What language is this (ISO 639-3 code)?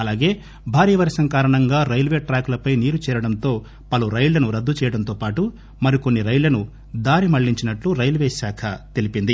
tel